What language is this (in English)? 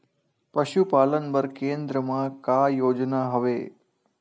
Chhattisgarhi